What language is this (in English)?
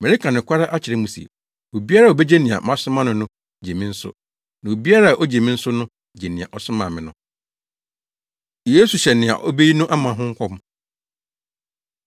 Akan